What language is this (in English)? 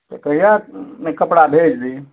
Maithili